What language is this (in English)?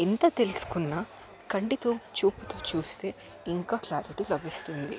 Telugu